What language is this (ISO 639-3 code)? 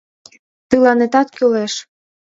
chm